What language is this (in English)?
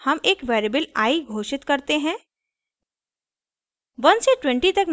Hindi